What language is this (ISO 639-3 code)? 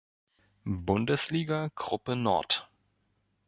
deu